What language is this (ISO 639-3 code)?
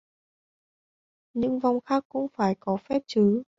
vie